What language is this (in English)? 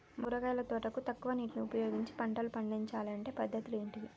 Telugu